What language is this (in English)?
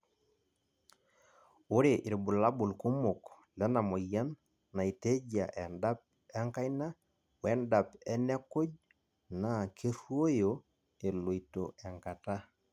Masai